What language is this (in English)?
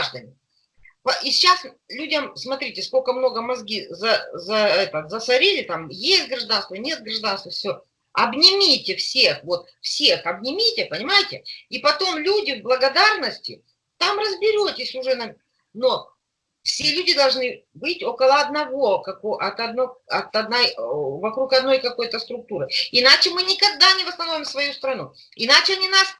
Russian